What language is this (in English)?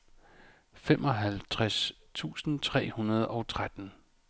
Danish